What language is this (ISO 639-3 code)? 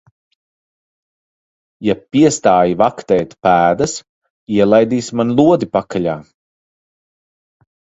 lav